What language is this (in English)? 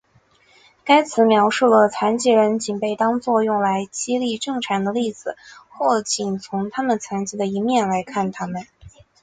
Chinese